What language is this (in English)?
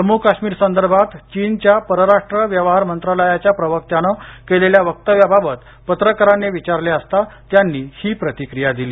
Marathi